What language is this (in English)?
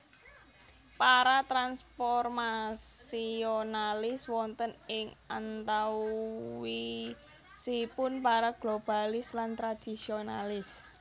Javanese